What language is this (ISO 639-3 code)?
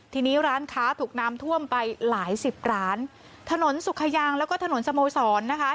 tha